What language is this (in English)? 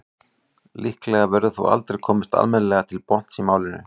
Icelandic